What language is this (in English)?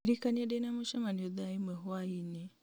Kikuyu